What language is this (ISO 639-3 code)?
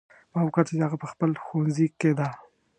pus